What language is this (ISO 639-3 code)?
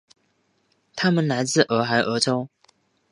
zho